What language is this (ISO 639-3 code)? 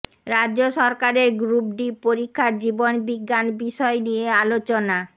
ben